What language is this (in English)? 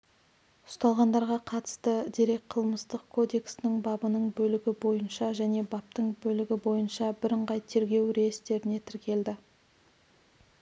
Kazakh